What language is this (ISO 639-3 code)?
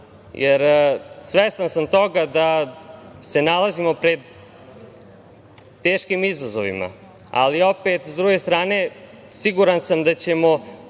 srp